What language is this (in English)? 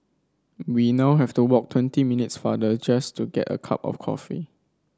English